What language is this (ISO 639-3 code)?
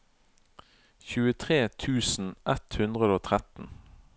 nor